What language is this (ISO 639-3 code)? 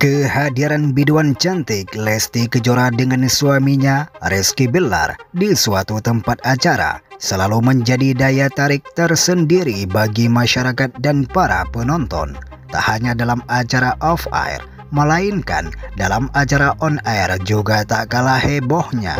ind